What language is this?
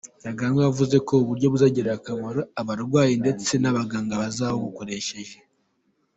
Kinyarwanda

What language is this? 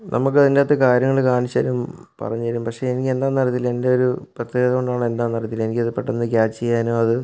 Malayalam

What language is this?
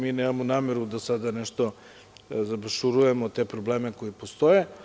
Serbian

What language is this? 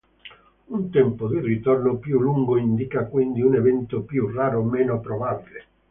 Italian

